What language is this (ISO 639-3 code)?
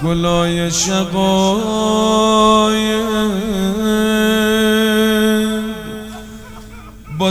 fas